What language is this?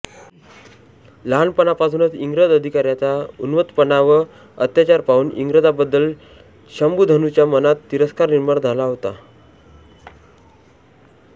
Marathi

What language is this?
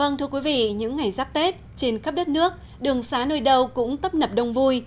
Vietnamese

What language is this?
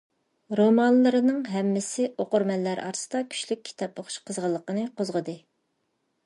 Uyghur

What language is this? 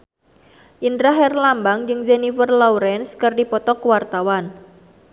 Sundanese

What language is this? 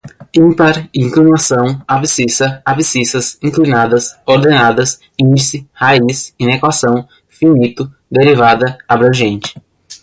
Portuguese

